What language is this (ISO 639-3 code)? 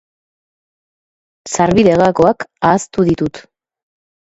eus